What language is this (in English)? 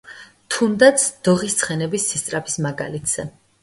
Georgian